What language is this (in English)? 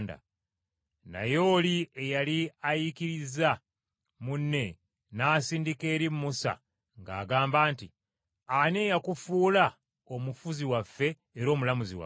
Ganda